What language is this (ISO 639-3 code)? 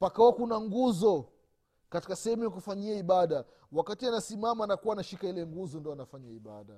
swa